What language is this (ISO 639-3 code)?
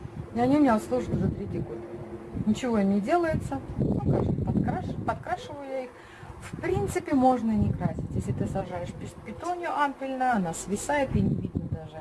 rus